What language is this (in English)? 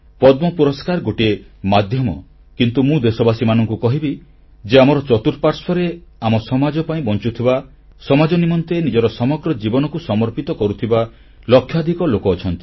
Odia